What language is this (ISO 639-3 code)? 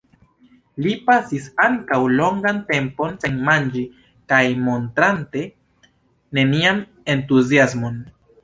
epo